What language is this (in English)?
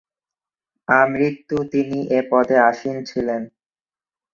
Bangla